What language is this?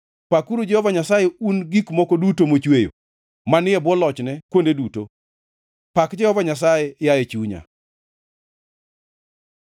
Luo (Kenya and Tanzania)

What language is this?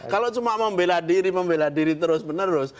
Indonesian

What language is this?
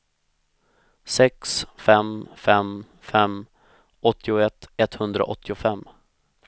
Swedish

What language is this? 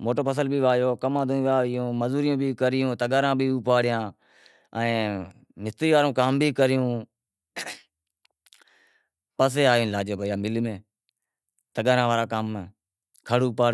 Wadiyara Koli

